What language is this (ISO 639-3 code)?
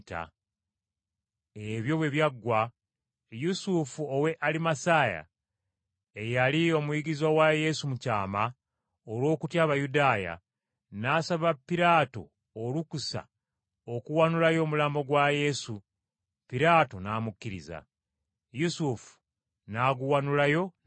lug